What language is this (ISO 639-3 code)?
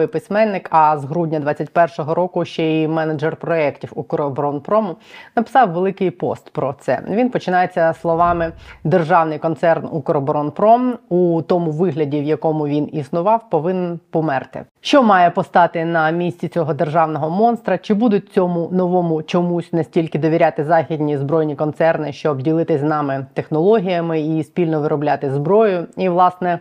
ukr